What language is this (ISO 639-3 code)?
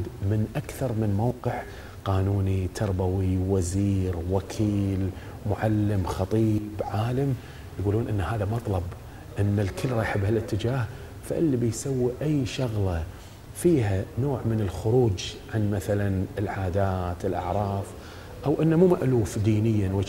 ara